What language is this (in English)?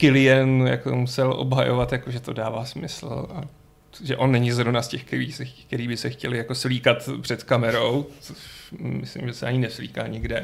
Czech